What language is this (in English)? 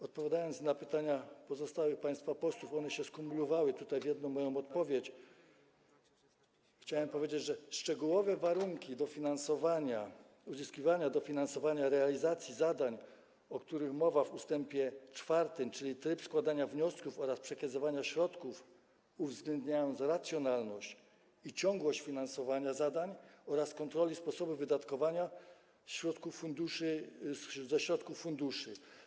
Polish